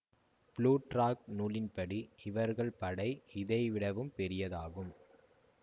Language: Tamil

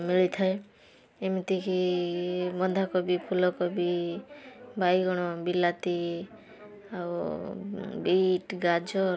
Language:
Odia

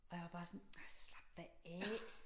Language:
Danish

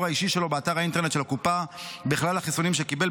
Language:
Hebrew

